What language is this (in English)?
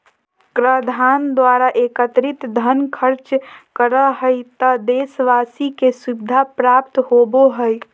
Magahi